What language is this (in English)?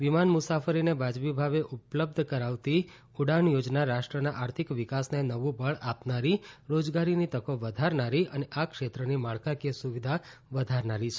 Gujarati